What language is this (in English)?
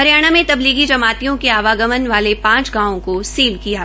Hindi